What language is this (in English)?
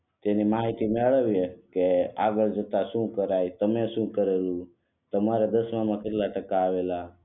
Gujarati